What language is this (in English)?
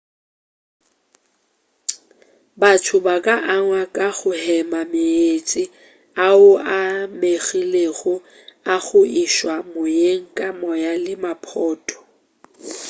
Northern Sotho